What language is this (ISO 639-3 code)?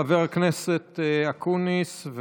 heb